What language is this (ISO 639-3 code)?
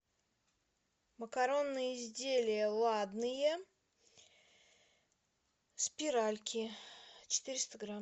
rus